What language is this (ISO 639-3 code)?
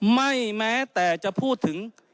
tha